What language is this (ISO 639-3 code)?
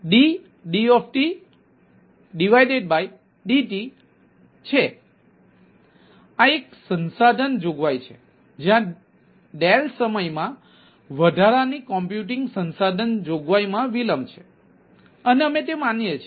guj